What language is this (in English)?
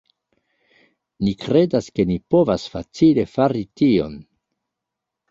Esperanto